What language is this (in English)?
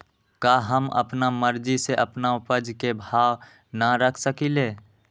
Magahi